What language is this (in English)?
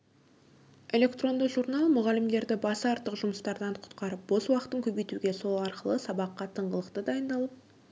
Kazakh